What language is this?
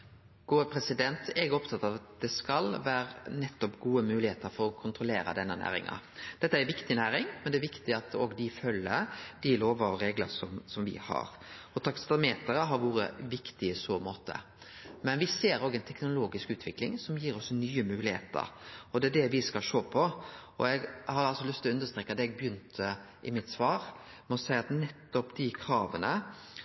Norwegian Nynorsk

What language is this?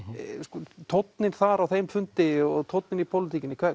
Icelandic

